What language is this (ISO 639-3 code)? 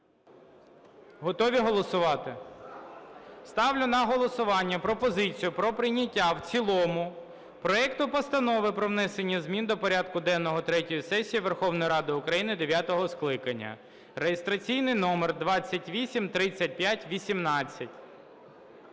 ukr